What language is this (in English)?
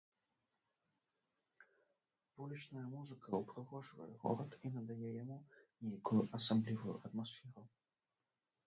Belarusian